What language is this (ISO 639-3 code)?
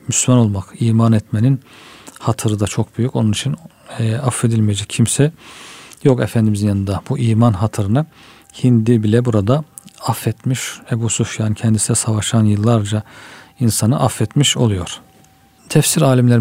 tur